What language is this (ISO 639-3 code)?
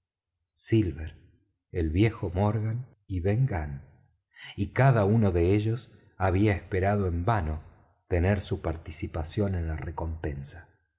spa